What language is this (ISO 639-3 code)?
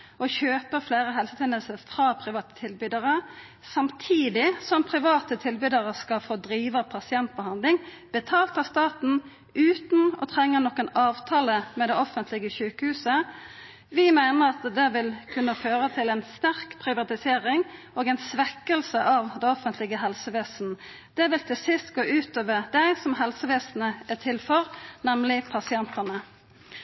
nno